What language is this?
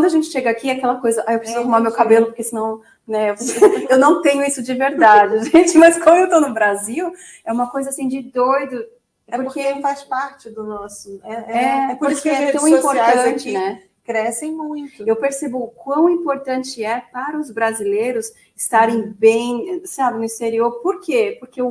Portuguese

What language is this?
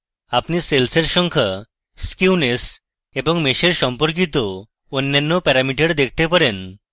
Bangla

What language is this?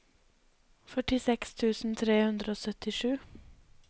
Norwegian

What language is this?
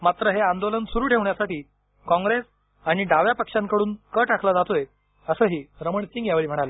Marathi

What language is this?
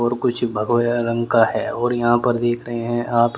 Hindi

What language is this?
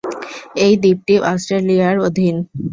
Bangla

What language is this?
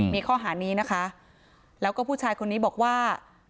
Thai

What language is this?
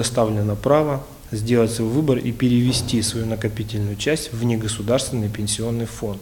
Russian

